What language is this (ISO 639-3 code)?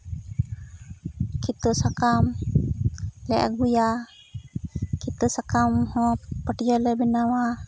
sat